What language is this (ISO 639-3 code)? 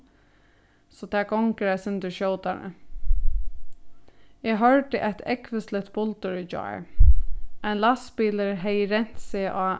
fao